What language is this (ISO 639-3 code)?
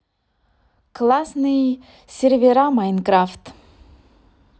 rus